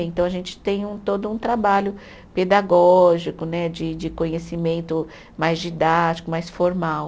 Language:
Portuguese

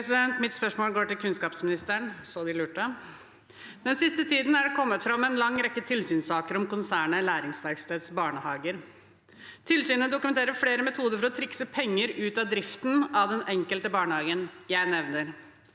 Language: Norwegian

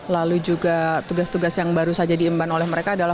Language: Indonesian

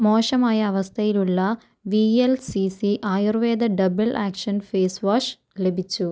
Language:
Malayalam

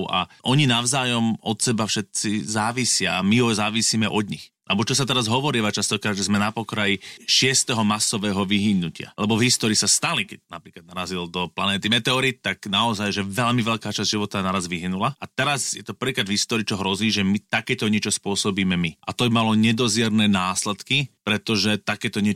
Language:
Slovak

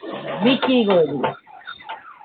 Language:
Bangla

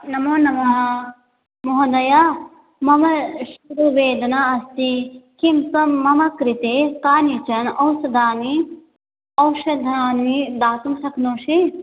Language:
Sanskrit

